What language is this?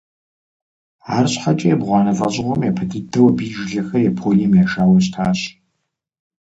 Kabardian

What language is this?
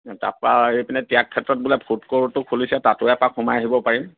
Assamese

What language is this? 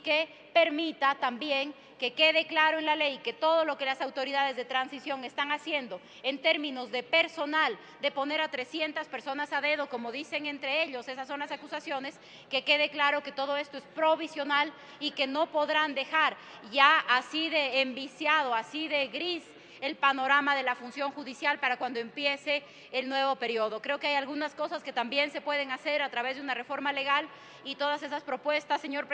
Spanish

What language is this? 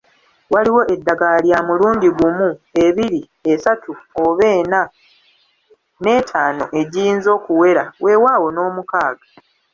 Ganda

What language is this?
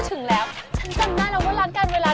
Thai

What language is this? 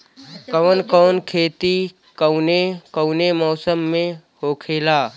Bhojpuri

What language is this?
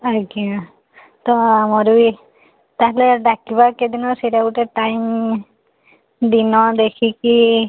Odia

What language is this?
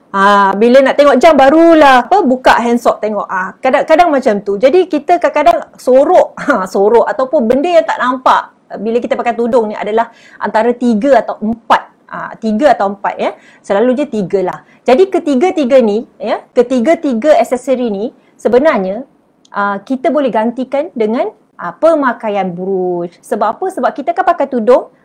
Malay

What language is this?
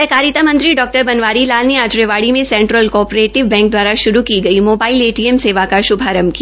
Hindi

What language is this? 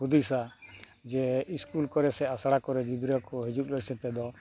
Santali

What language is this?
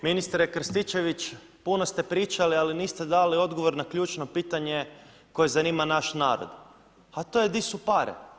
Croatian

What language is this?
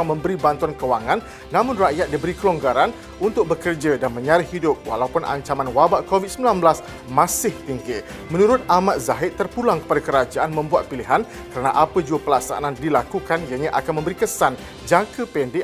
Malay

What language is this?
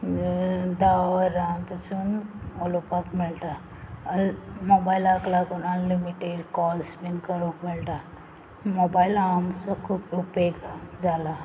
Konkani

